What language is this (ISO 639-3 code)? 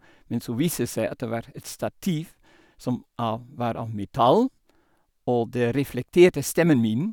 nor